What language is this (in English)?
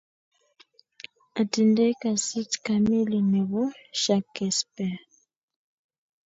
Kalenjin